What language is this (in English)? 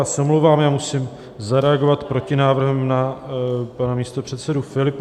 Czech